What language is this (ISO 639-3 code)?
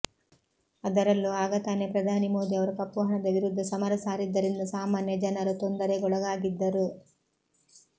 kan